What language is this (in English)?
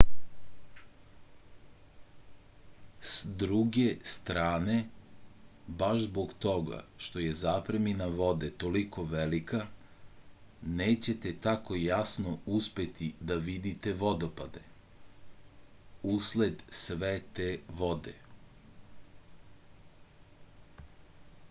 Serbian